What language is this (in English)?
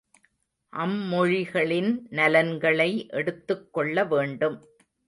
Tamil